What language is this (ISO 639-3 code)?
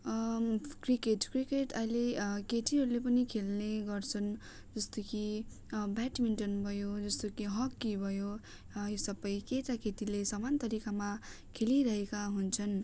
nep